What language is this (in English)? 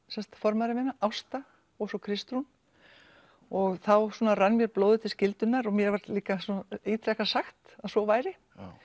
Icelandic